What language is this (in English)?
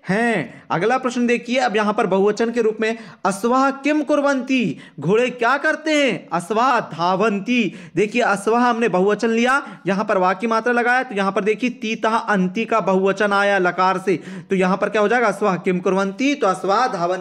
Hindi